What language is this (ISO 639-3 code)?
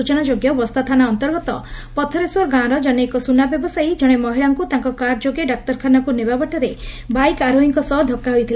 ori